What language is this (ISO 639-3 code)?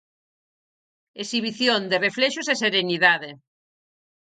glg